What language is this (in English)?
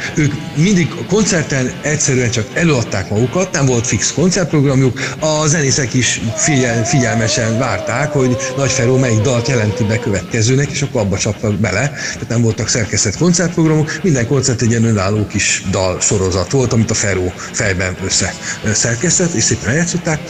Hungarian